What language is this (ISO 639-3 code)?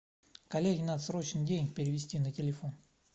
rus